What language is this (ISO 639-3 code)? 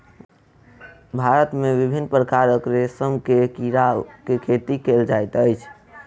mai